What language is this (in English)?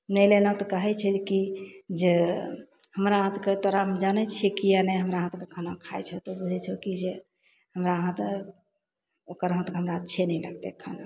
Maithili